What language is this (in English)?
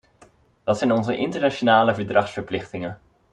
Dutch